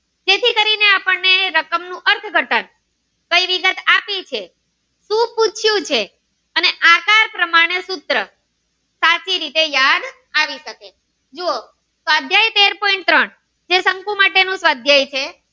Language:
Gujarati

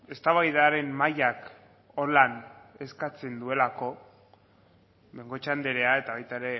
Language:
Basque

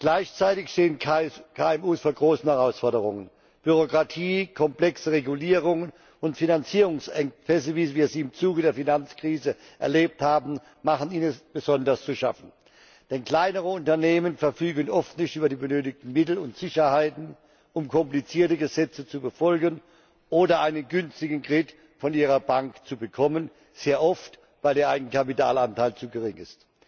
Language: German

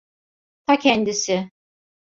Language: Turkish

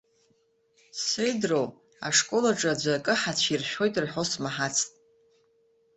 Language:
Abkhazian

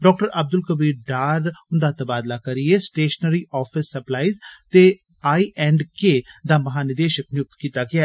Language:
Dogri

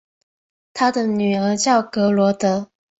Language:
Chinese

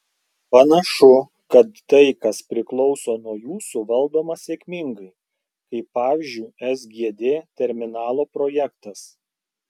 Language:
Lithuanian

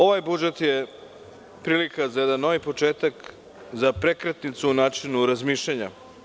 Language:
Serbian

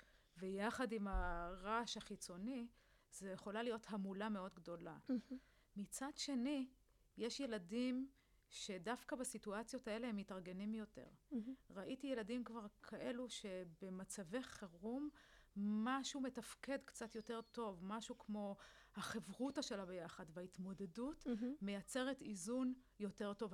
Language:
Hebrew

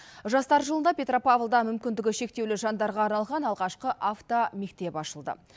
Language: Kazakh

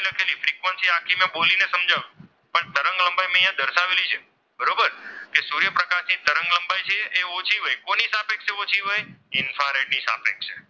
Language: Gujarati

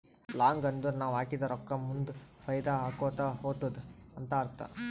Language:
Kannada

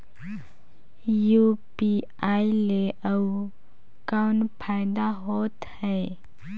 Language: Chhattisgarhi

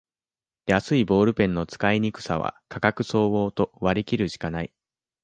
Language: Japanese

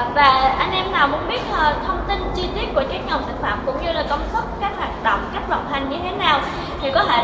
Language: Vietnamese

